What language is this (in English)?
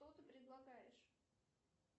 Russian